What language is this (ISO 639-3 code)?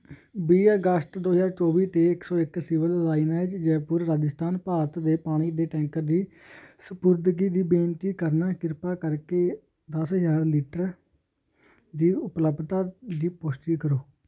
pan